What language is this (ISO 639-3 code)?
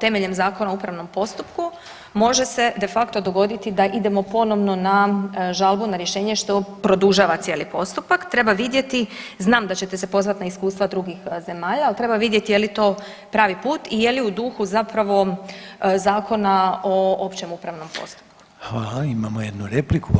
hrv